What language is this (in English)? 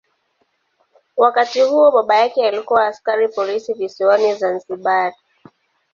Swahili